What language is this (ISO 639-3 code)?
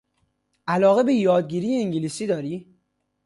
fas